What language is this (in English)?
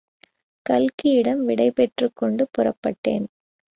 Tamil